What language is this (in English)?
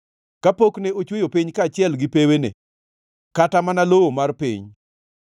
Luo (Kenya and Tanzania)